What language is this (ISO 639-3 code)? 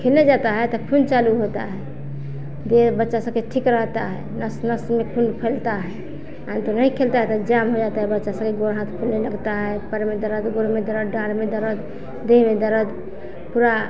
hin